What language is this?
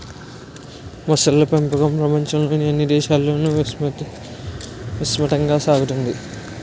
Telugu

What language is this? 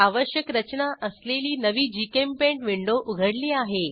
Marathi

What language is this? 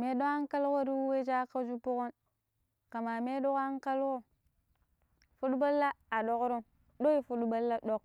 Pero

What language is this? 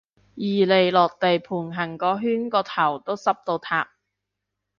Cantonese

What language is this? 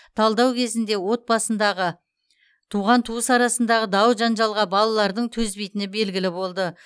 Kazakh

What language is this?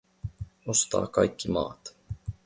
Finnish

